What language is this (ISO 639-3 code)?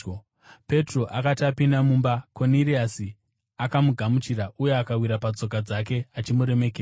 sna